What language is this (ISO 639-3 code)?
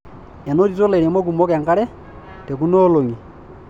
mas